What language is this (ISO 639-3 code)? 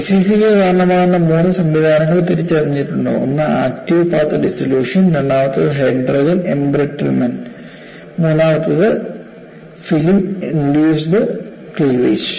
mal